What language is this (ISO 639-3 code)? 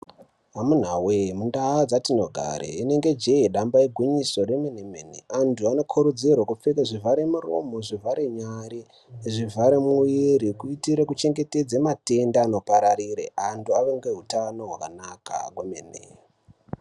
ndc